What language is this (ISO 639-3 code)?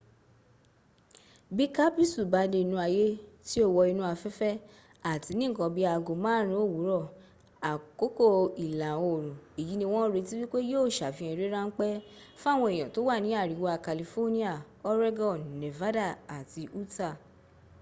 yor